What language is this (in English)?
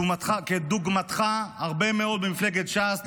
Hebrew